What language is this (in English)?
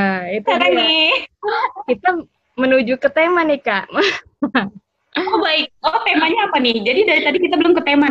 Indonesian